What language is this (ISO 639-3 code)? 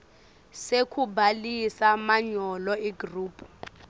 ssw